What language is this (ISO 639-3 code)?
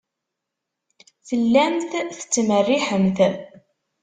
kab